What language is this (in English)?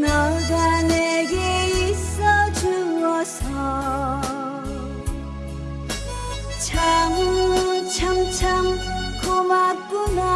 Korean